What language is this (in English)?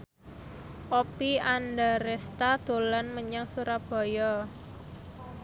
Javanese